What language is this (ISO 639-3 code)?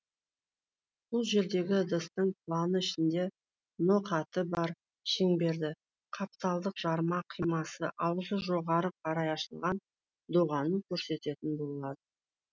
kaz